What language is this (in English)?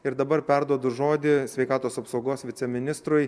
Lithuanian